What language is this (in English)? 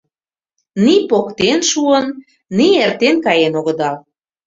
Mari